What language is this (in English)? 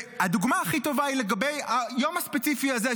Hebrew